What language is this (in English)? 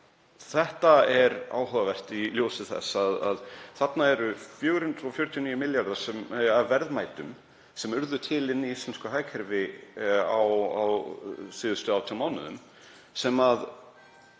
Icelandic